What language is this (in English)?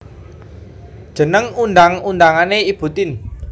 Javanese